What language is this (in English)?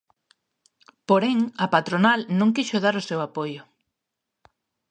Galician